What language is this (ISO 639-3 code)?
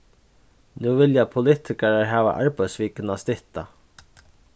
fao